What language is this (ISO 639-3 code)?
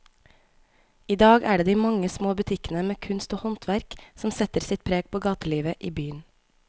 nor